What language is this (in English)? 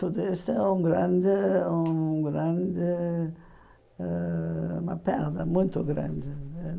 Portuguese